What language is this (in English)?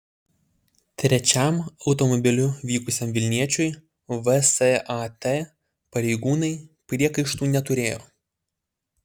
Lithuanian